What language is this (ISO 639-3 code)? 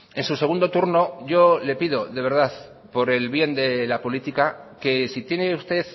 spa